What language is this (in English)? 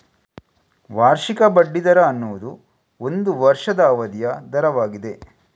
Kannada